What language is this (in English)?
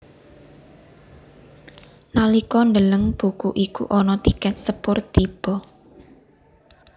Javanese